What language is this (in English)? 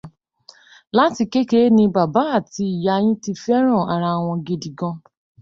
Yoruba